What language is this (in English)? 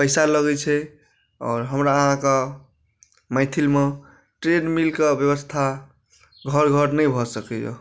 Maithili